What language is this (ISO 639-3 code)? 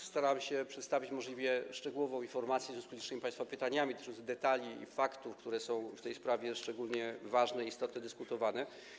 pol